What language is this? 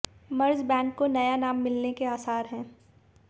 Hindi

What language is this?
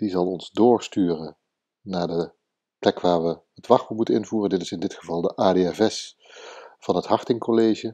Dutch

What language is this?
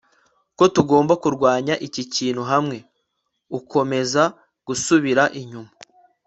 Kinyarwanda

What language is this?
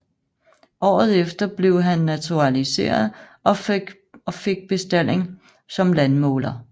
Danish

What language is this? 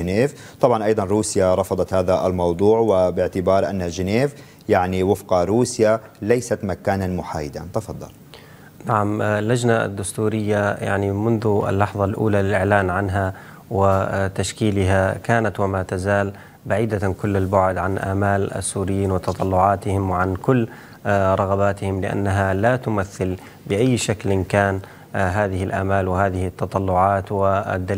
Arabic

